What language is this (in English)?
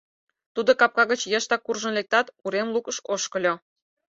Mari